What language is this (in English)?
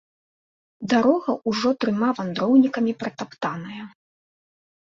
Belarusian